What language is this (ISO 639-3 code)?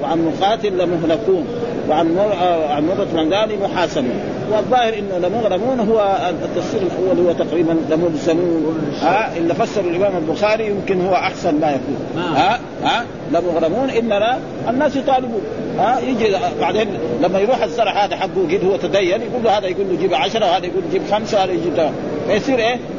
ara